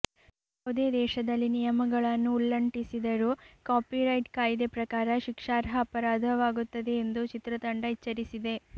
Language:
Kannada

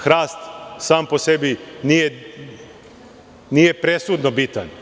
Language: Serbian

